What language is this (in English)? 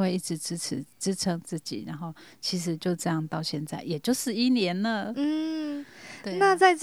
Chinese